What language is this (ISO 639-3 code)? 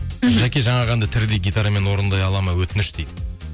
kaz